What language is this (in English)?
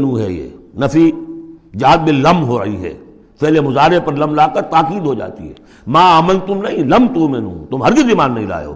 Urdu